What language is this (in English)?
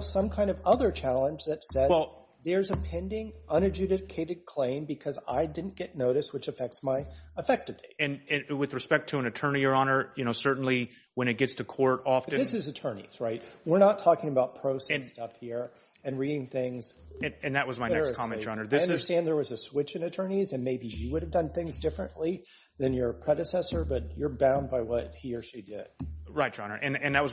English